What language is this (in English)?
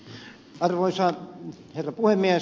Finnish